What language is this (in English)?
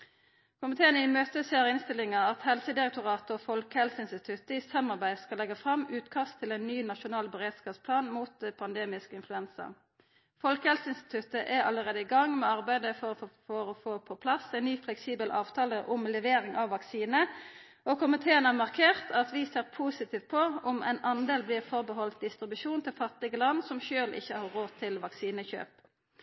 Norwegian Nynorsk